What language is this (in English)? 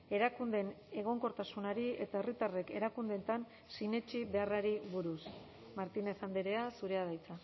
Basque